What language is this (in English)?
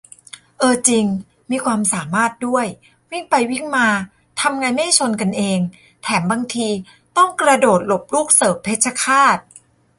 Thai